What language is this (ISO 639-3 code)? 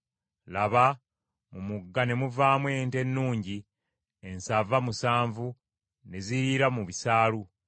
lug